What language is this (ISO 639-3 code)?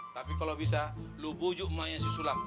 ind